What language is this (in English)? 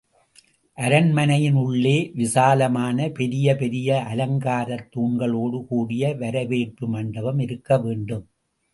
Tamil